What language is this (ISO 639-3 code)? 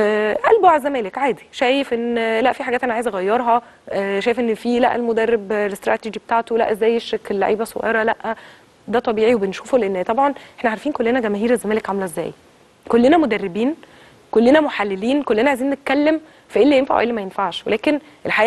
ara